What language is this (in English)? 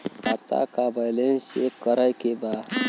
Bhojpuri